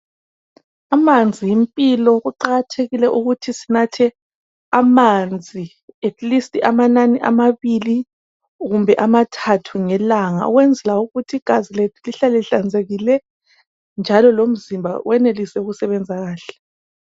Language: North Ndebele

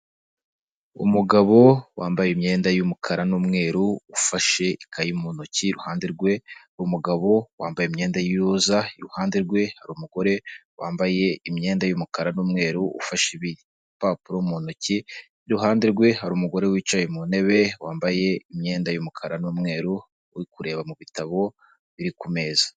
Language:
Kinyarwanda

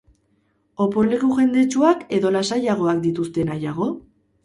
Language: Basque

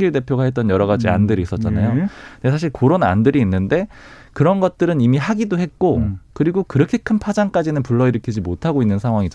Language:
Korean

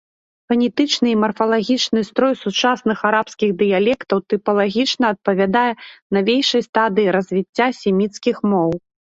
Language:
Belarusian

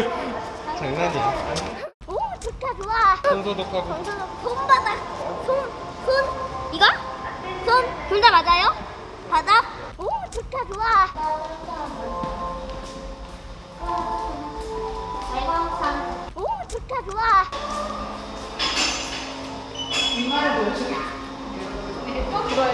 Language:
Korean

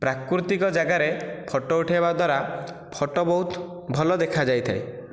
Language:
Odia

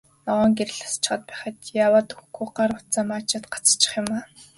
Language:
Mongolian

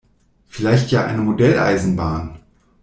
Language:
German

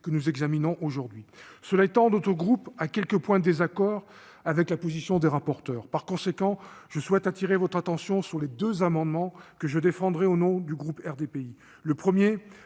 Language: French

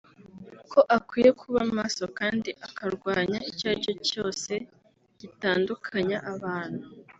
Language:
Kinyarwanda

